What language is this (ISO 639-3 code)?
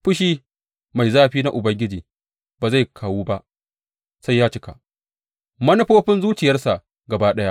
hau